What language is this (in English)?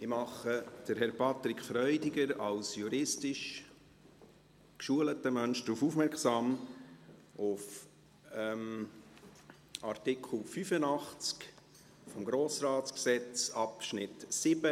Swiss German